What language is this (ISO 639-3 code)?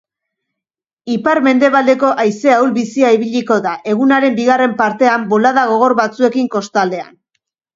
eus